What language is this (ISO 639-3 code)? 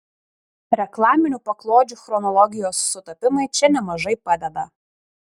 lit